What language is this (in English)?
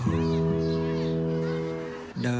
Vietnamese